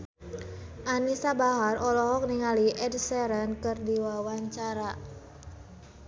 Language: Sundanese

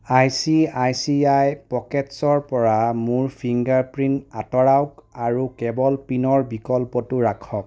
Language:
Assamese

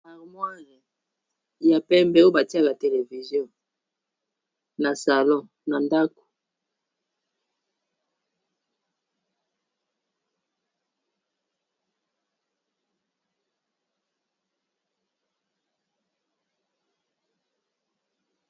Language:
Lingala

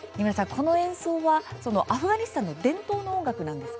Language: Japanese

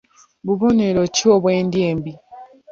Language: Ganda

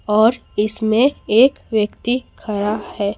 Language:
Hindi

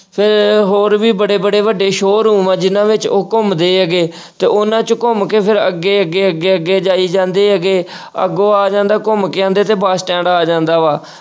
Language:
Punjabi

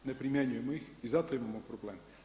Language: Croatian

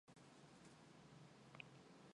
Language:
Mongolian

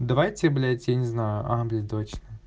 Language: Russian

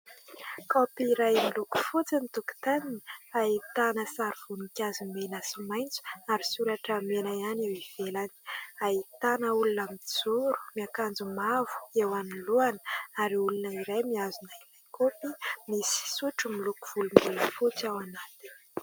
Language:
Malagasy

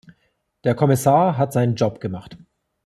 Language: German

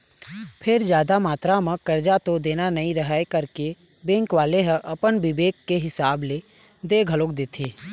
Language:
Chhattisgarhi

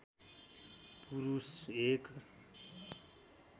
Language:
Nepali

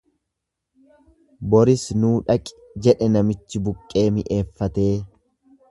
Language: Oromo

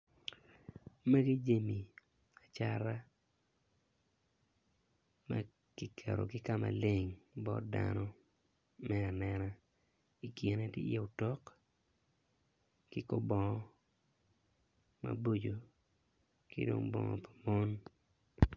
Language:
Acoli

